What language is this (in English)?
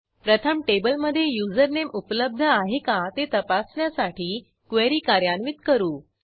Marathi